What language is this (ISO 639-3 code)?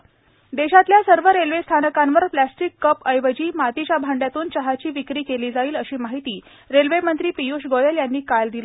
mar